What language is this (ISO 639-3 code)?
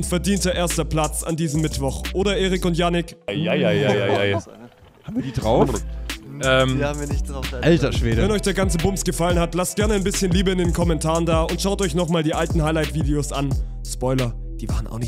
deu